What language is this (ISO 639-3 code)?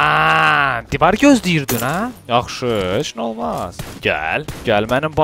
tur